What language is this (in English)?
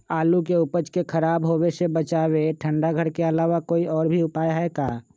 Magahi